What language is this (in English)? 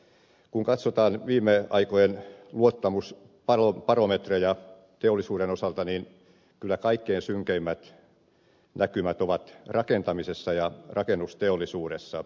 Finnish